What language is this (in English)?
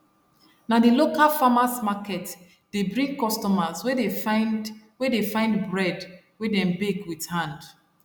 Nigerian Pidgin